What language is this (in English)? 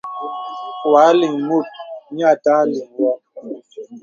Bebele